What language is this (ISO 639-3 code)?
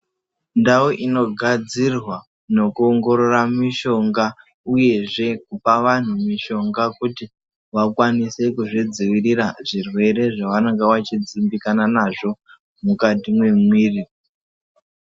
ndc